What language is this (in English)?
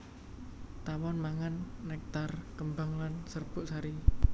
Javanese